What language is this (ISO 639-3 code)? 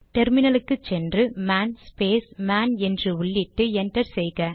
tam